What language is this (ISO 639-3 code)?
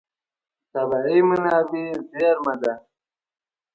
pus